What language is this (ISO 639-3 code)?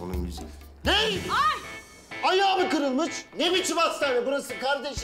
tur